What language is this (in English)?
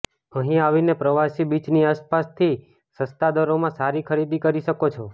Gujarati